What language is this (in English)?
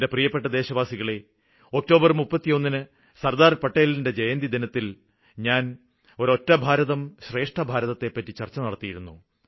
Malayalam